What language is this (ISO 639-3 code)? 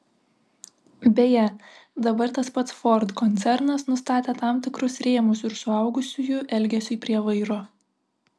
lit